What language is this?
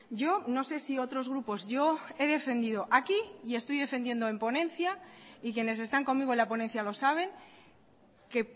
Spanish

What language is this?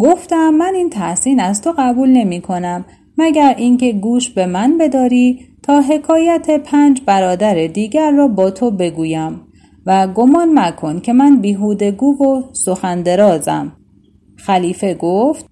Persian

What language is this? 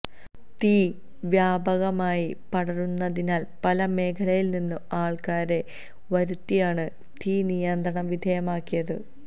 Malayalam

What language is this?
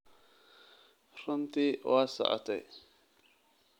Somali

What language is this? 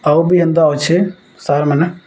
Odia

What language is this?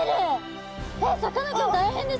Japanese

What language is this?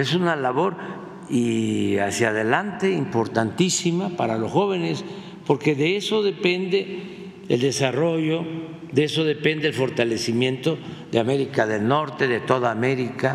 Spanish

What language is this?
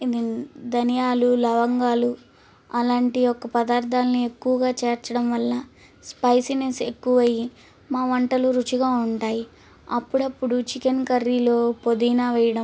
Telugu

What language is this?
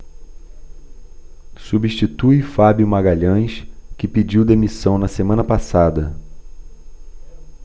Portuguese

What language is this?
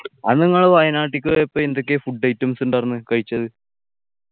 Malayalam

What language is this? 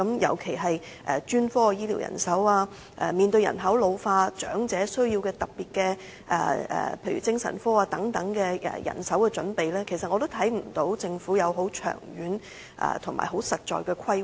Cantonese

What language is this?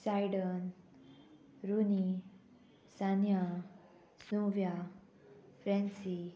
Konkani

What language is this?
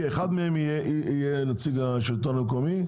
Hebrew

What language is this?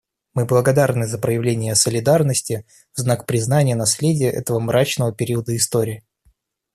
Russian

